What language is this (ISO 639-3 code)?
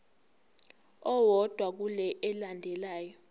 zul